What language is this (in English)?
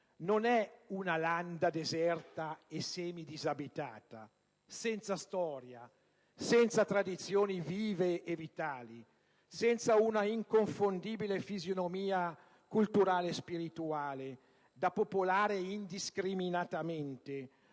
Italian